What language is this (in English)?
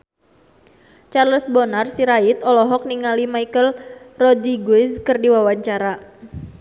Sundanese